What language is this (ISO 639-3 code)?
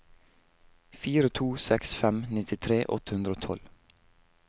nor